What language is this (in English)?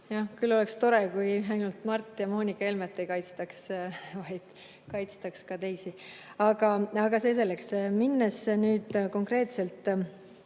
Estonian